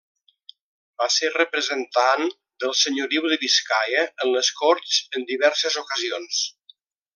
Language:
Catalan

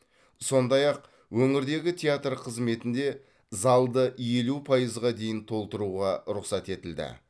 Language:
Kazakh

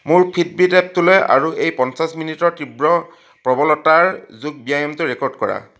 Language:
Assamese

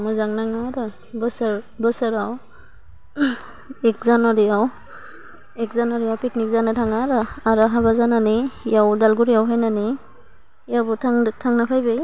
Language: Bodo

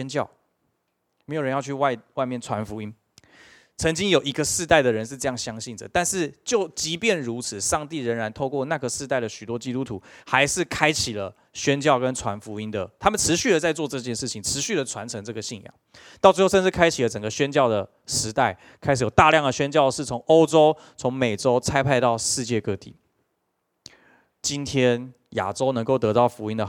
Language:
Chinese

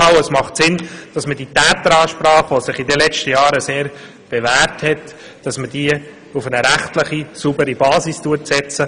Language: Swiss German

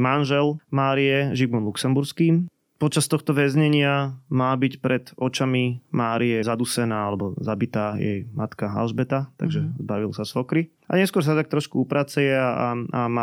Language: Slovak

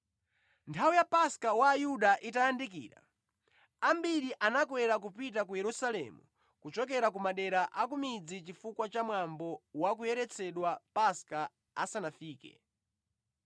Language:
Nyanja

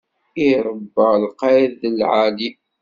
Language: Kabyle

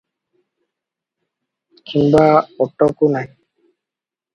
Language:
Odia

